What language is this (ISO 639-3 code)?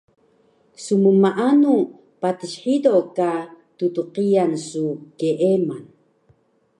trv